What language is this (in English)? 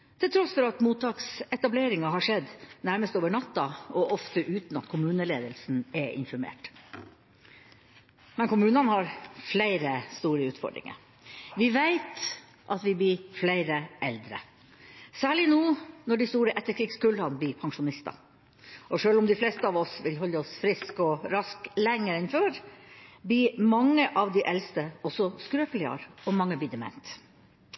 Norwegian Bokmål